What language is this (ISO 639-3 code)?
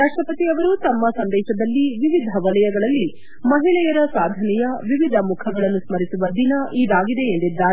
kan